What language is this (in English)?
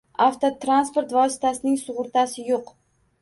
Uzbek